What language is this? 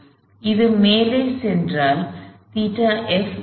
Tamil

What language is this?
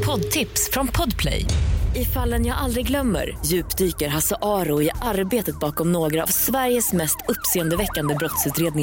Swedish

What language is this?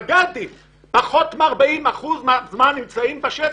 Hebrew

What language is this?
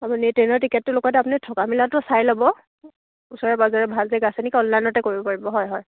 Assamese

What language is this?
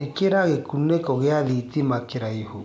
Kikuyu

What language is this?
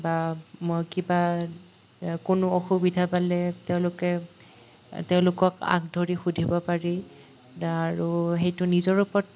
Assamese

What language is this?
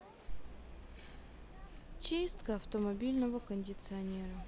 Russian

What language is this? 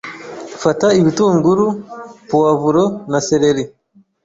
Kinyarwanda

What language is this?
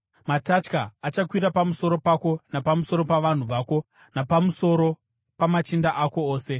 Shona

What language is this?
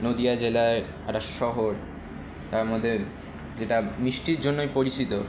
Bangla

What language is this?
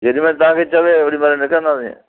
Sindhi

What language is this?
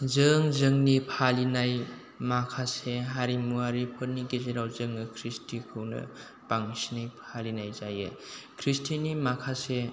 Bodo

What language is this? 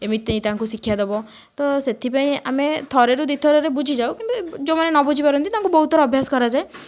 Odia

